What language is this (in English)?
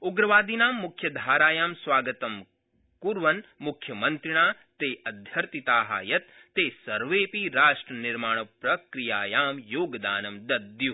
Sanskrit